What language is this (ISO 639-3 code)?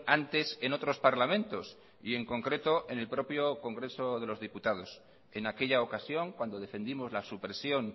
spa